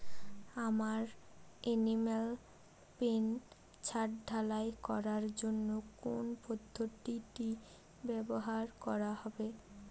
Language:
Bangla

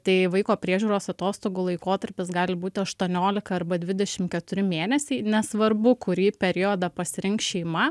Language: Lithuanian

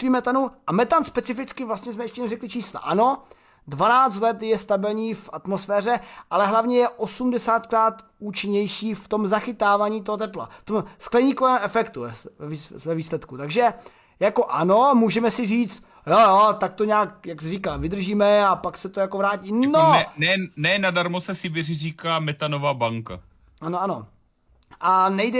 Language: Czech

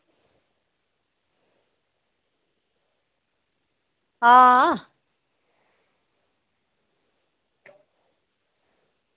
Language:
Dogri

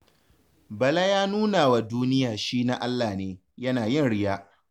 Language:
Hausa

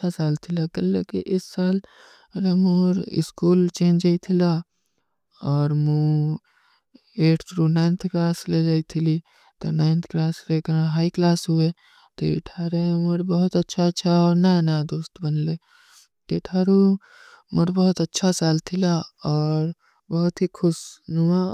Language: Kui (India)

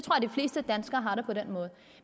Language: Danish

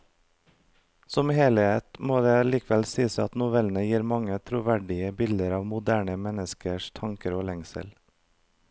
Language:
Norwegian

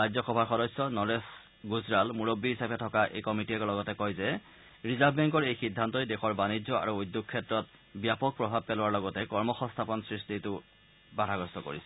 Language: Assamese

